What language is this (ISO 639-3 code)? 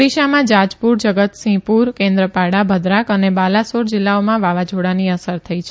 guj